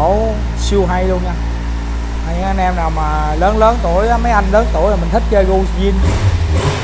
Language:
Vietnamese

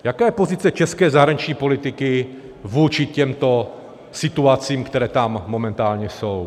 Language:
Czech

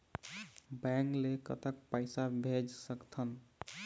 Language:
Chhattisgarhi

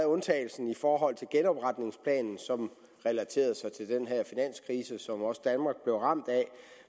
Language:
Danish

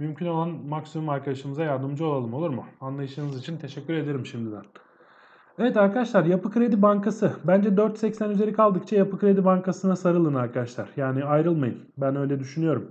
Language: Turkish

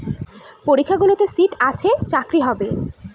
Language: Bangla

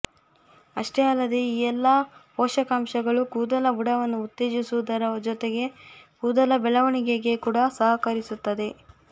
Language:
Kannada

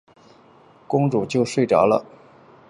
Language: Chinese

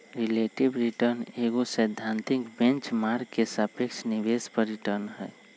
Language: Magahi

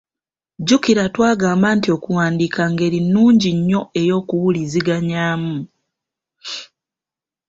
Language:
Ganda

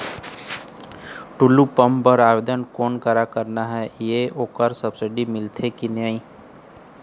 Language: Chhattisgarhi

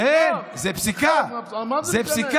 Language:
Hebrew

